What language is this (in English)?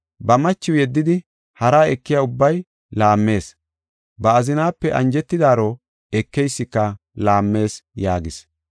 Gofa